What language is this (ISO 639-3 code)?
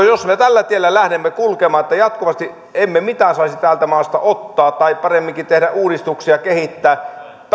fin